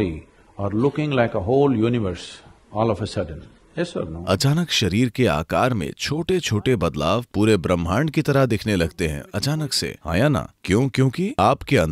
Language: Hindi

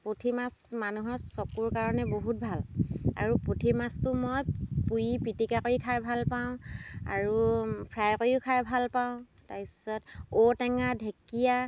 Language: Assamese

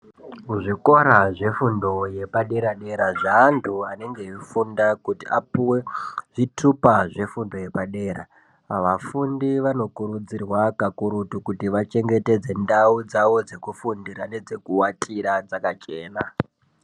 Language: Ndau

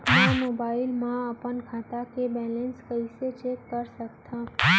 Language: Chhattisgarhi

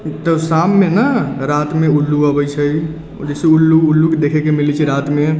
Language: Maithili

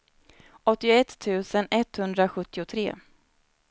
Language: Swedish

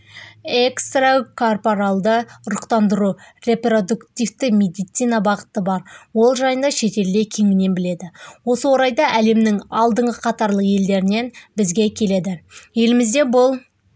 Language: Kazakh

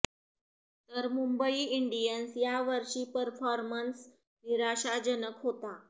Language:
Marathi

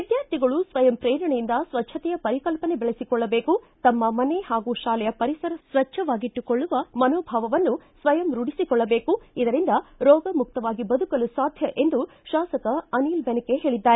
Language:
Kannada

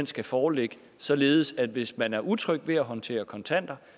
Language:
Danish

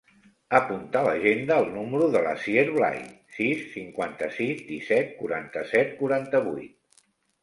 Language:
Catalan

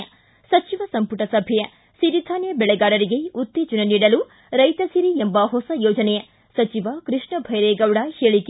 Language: Kannada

